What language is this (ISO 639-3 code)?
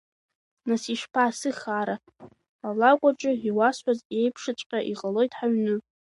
abk